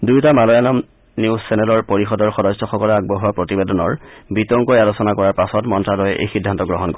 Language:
Assamese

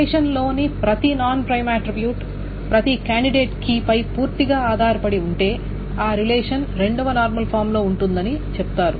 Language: Telugu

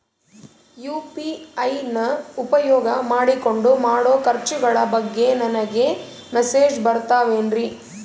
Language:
Kannada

